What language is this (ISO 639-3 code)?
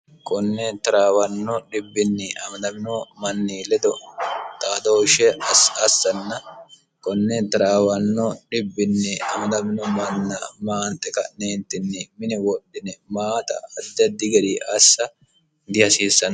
sid